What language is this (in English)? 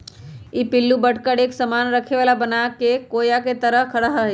Magahi